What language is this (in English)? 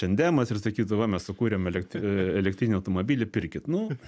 Lithuanian